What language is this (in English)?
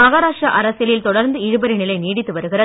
Tamil